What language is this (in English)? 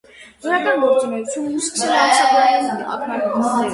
Armenian